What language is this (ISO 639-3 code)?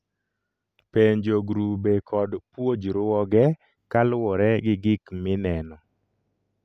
luo